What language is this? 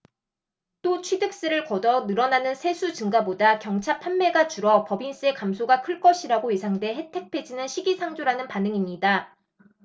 Korean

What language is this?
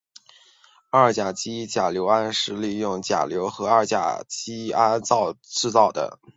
Chinese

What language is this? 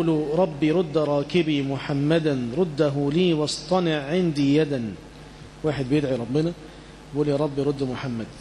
Arabic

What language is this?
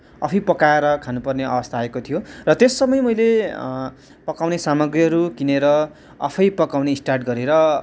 Nepali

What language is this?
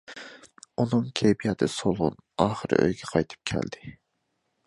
Uyghur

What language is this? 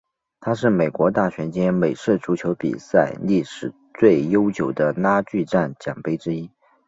Chinese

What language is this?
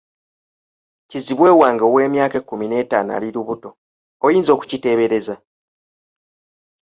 Ganda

